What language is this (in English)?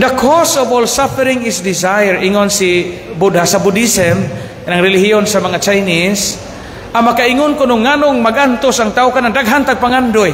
Filipino